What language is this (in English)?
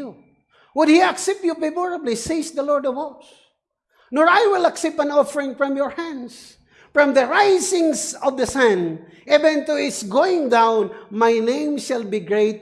English